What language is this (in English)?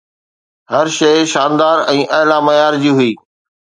Sindhi